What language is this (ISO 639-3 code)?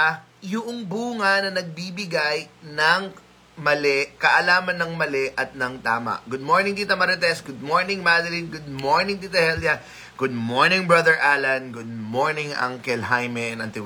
fil